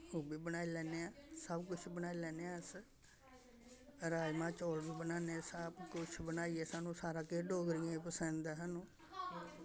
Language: Dogri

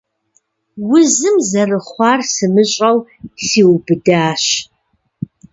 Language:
Kabardian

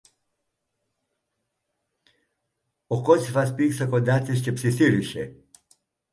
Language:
Greek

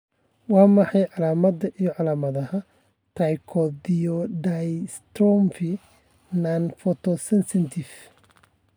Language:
Somali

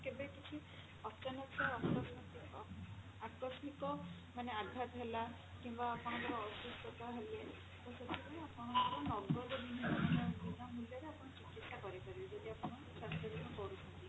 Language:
Odia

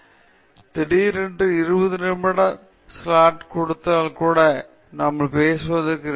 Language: Tamil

